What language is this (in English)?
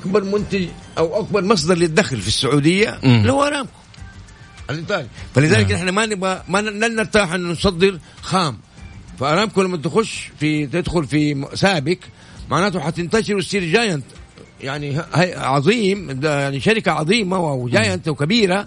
Arabic